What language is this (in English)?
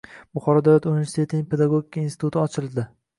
Uzbek